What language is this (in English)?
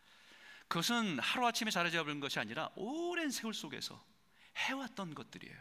Korean